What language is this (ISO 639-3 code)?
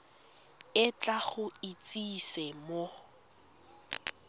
tsn